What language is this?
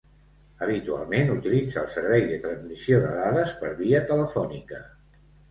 Catalan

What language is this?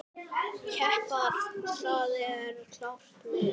Icelandic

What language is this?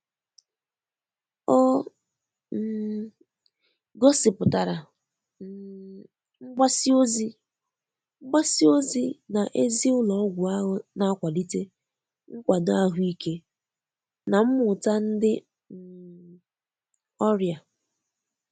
Igbo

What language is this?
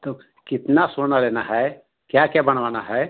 Hindi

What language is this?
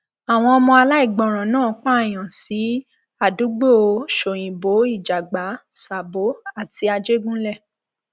Yoruba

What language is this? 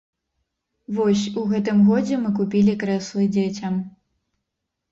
Belarusian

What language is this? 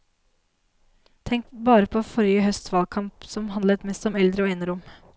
Norwegian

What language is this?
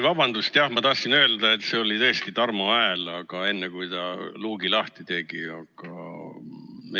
Estonian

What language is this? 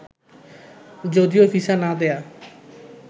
Bangla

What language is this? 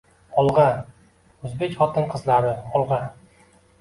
Uzbek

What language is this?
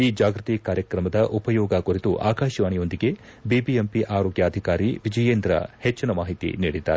Kannada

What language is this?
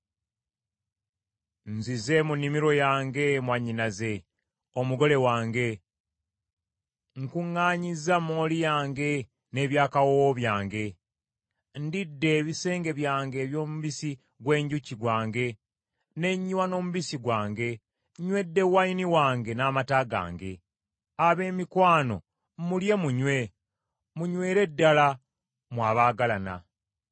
Ganda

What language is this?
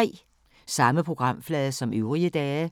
Danish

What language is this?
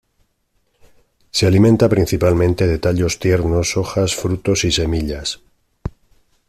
Spanish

